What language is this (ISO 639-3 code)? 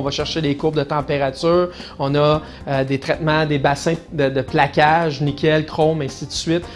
fra